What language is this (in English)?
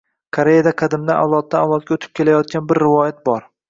Uzbek